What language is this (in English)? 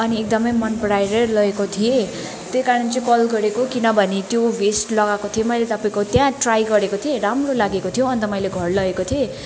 Nepali